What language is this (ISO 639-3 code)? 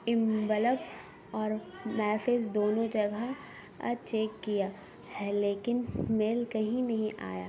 urd